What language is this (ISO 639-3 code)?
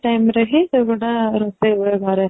ori